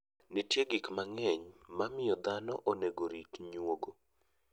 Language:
Luo (Kenya and Tanzania)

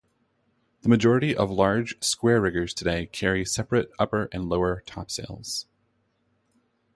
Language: English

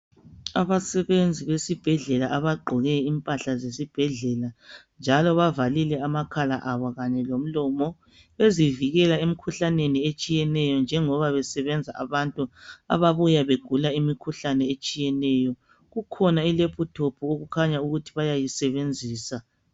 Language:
North Ndebele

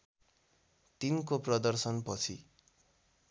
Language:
Nepali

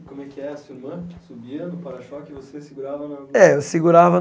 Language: Portuguese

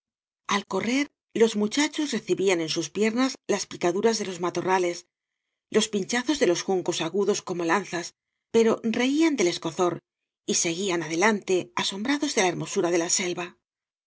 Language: Spanish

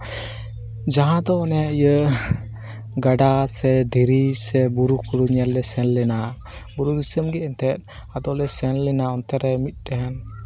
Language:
Santali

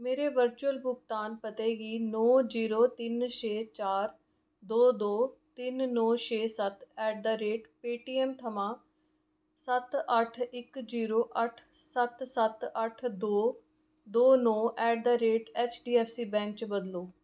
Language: Dogri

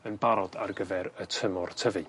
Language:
Welsh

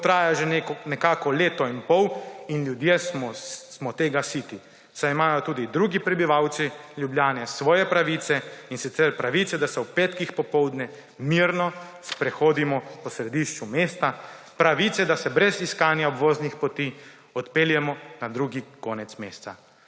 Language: Slovenian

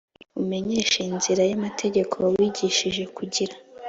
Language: Kinyarwanda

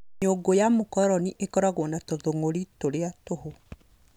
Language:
Kikuyu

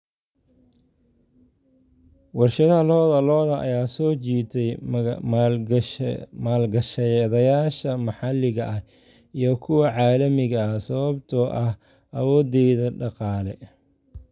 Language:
Somali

